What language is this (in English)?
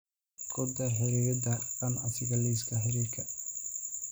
Somali